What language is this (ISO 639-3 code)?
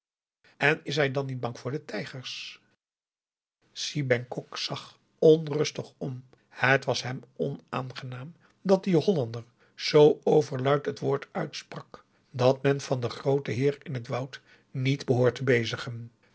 nld